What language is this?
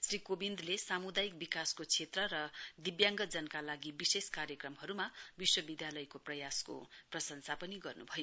Nepali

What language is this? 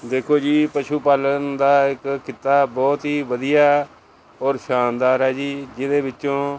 Punjabi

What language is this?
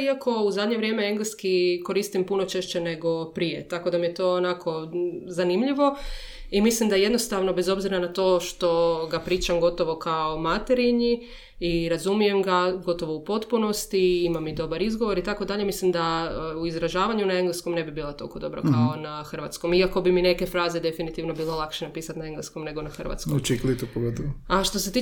Croatian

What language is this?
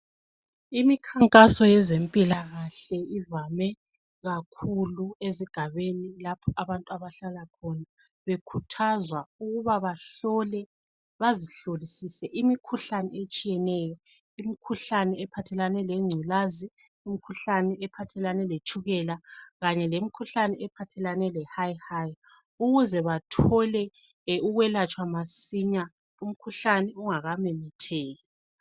North Ndebele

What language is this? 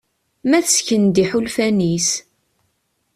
Kabyle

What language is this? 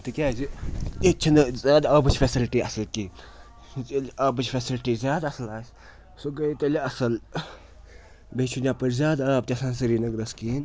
Kashmiri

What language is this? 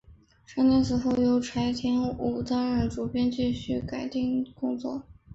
Chinese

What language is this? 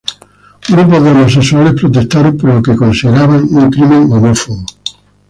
Spanish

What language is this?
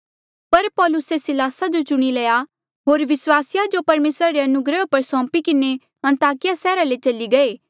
Mandeali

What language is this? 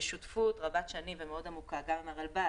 Hebrew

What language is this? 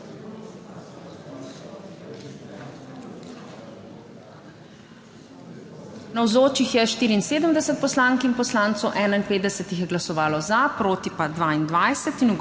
Slovenian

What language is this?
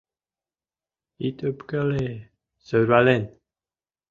Mari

